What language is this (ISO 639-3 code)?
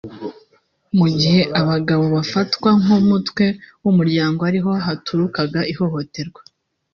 kin